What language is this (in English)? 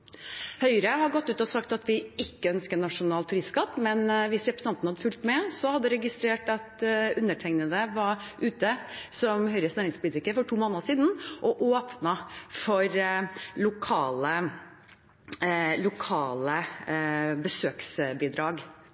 Norwegian Bokmål